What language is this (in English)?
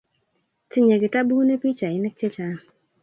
Kalenjin